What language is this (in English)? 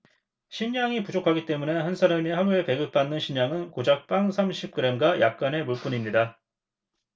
Korean